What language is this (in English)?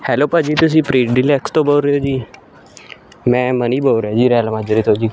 Punjabi